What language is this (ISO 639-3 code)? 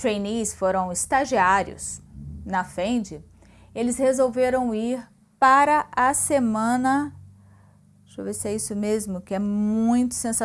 por